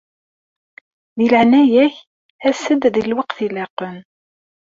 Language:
Kabyle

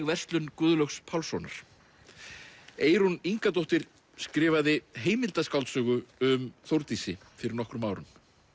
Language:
Icelandic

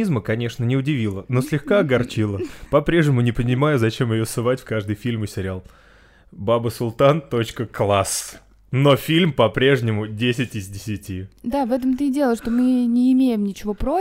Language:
Russian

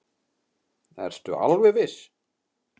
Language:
Icelandic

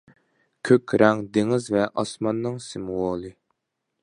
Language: Uyghur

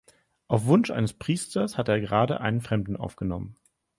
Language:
German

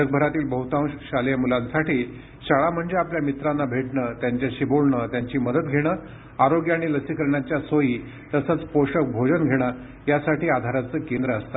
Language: Marathi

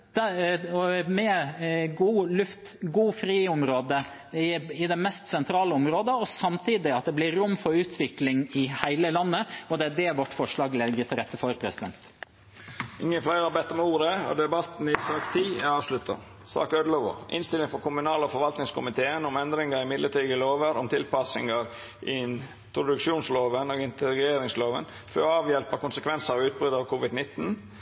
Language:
Norwegian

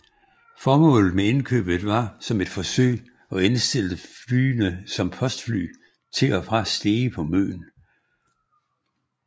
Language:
Danish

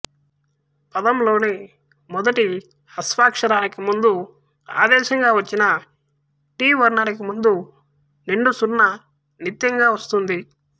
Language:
Telugu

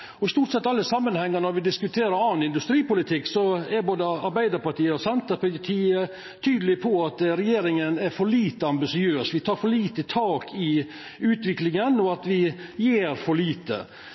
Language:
Norwegian Nynorsk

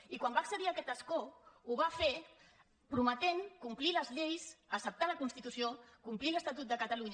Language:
Catalan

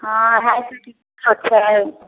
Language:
Maithili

